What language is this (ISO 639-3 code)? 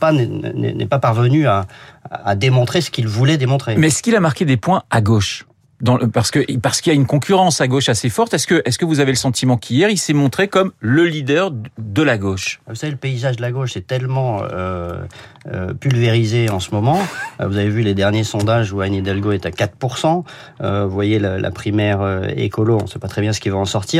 fra